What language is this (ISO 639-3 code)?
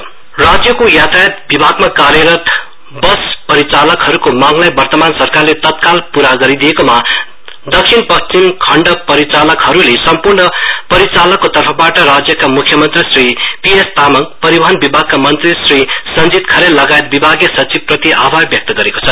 nep